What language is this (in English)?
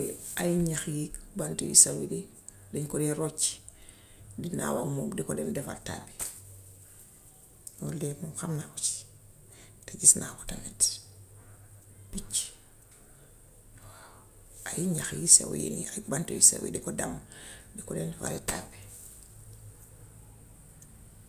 Gambian Wolof